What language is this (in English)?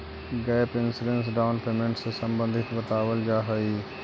Magahi